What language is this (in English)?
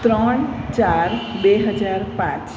Gujarati